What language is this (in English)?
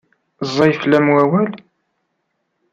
Kabyle